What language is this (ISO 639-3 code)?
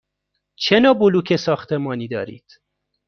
fas